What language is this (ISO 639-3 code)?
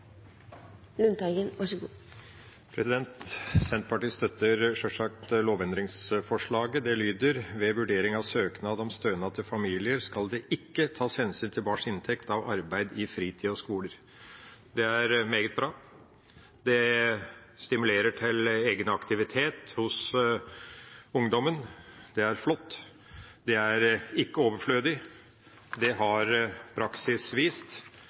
nob